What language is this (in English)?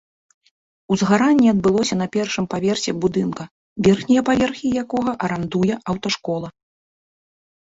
Belarusian